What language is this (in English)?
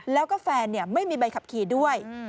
Thai